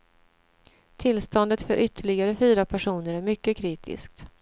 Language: Swedish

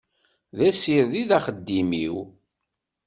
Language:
Kabyle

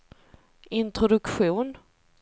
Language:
Swedish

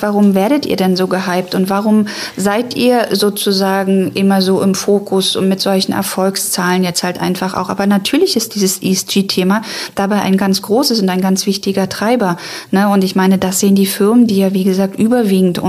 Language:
German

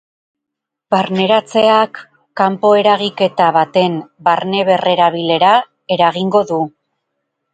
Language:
Basque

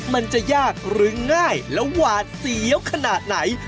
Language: Thai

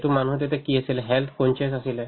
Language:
Assamese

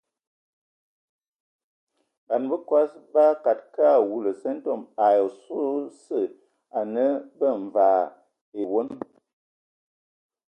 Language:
Ewondo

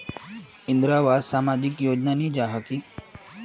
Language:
Magahi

